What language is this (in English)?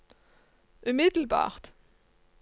Norwegian